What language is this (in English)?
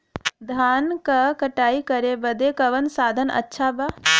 Bhojpuri